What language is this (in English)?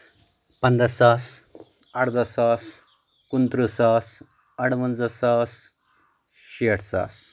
Kashmiri